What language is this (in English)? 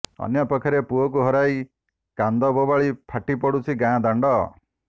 Odia